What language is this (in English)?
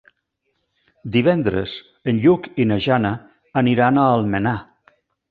Catalan